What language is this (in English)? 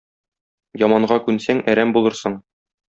Tatar